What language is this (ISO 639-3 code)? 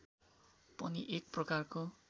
nep